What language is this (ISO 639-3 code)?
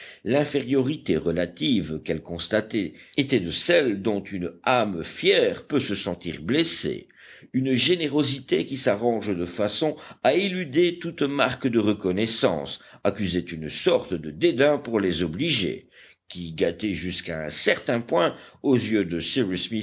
fra